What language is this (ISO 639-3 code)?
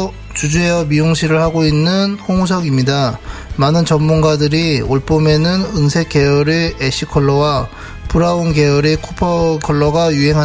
kor